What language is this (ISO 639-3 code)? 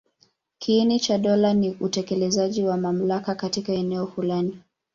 swa